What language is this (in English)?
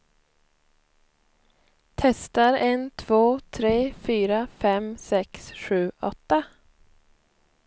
Swedish